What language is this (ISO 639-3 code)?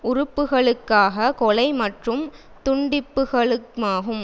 tam